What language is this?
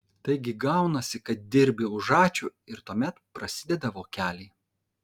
Lithuanian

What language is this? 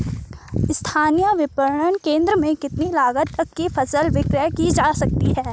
Hindi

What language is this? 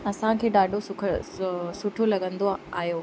Sindhi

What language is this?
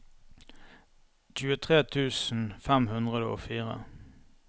Norwegian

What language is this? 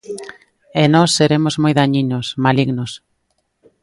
Galician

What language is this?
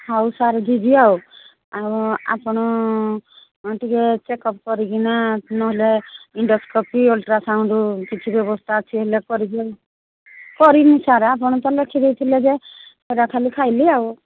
Odia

